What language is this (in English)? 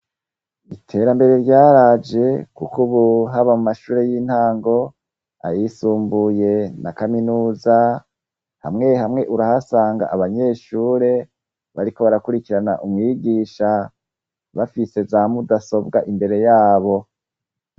Rundi